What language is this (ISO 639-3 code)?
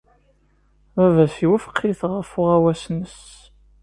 kab